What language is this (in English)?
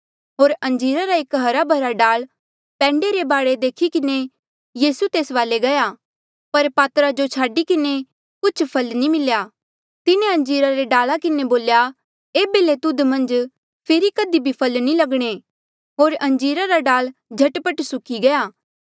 Mandeali